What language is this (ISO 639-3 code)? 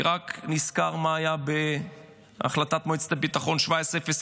heb